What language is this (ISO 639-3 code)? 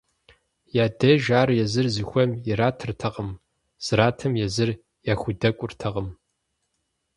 kbd